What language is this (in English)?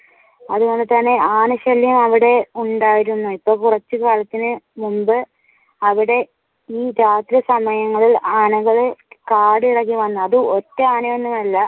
Malayalam